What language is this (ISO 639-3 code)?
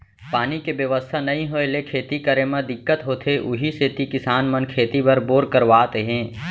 hne